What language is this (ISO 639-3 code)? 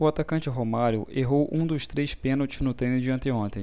por